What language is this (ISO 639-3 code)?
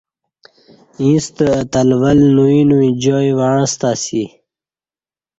bsh